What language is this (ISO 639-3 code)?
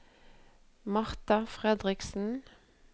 nor